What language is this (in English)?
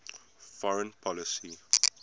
English